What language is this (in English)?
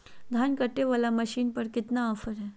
Magahi